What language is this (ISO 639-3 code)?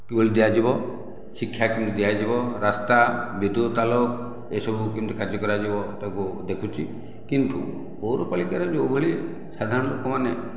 ori